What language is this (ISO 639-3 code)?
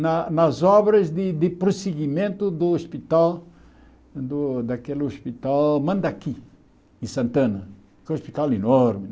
por